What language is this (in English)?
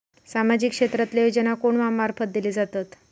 Marathi